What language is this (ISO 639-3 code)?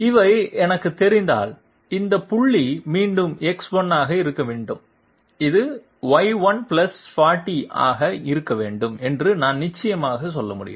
tam